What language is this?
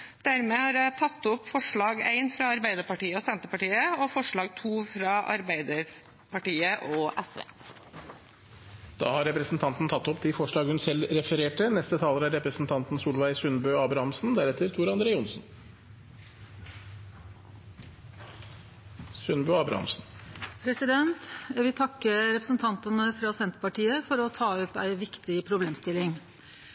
Norwegian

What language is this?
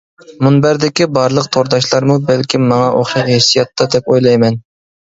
Uyghur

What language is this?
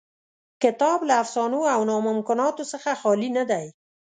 Pashto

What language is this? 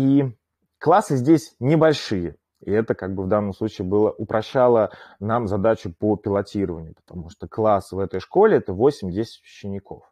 Russian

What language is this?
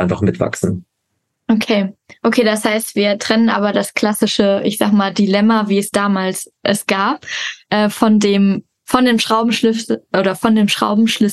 German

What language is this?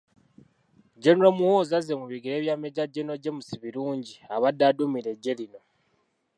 Ganda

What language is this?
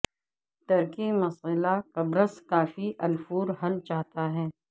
Urdu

